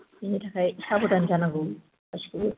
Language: Bodo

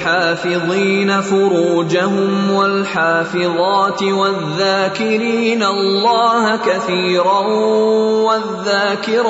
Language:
Urdu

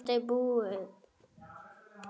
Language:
Icelandic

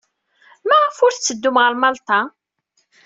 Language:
Kabyle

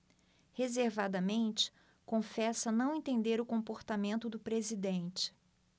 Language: Portuguese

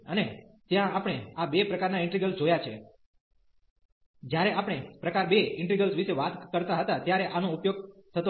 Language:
Gujarati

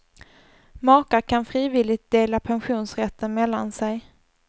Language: Swedish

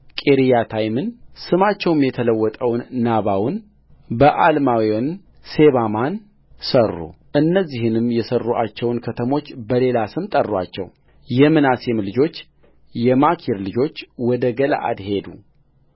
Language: Amharic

